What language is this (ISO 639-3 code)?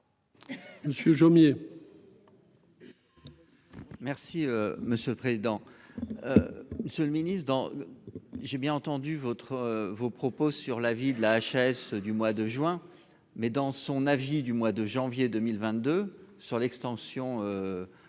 fra